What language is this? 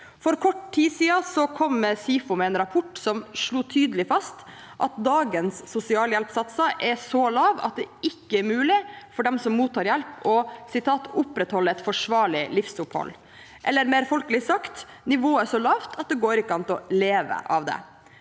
Norwegian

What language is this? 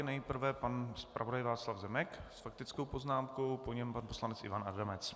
Czech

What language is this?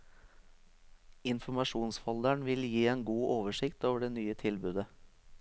Norwegian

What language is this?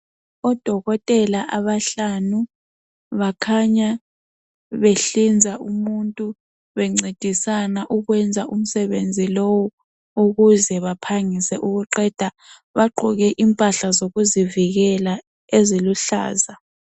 North Ndebele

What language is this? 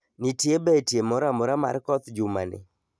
Luo (Kenya and Tanzania)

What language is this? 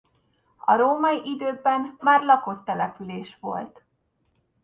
Hungarian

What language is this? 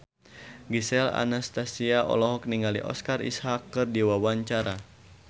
Sundanese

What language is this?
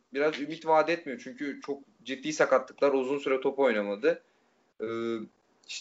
Turkish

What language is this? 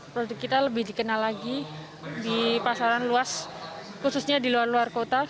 Indonesian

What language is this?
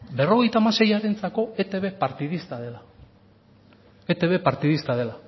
Basque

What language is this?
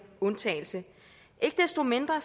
Danish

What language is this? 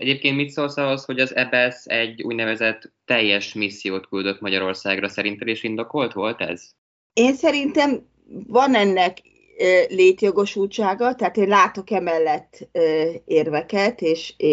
Hungarian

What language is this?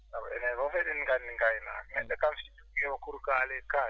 Fula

